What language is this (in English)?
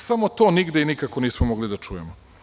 Serbian